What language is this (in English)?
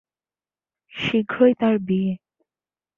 Bangla